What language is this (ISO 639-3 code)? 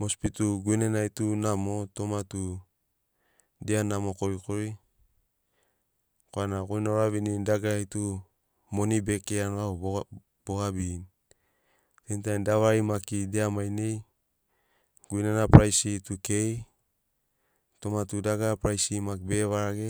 snc